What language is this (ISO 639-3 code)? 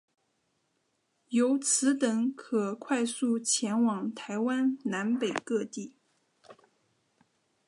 zho